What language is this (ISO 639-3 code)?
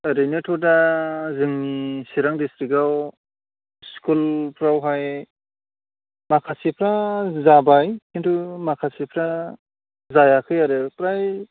brx